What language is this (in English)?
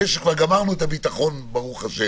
Hebrew